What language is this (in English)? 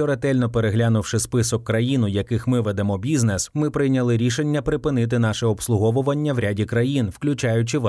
Ukrainian